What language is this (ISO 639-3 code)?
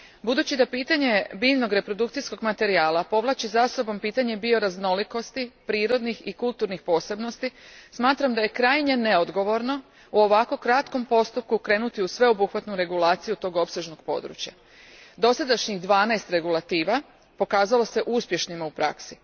hrv